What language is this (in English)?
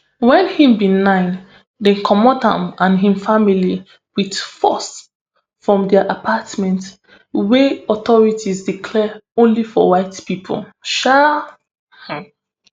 Nigerian Pidgin